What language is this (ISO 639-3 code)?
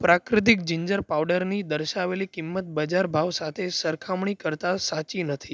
guj